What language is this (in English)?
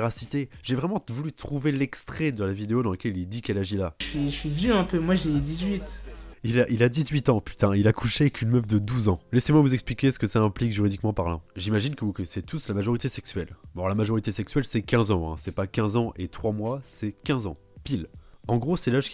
French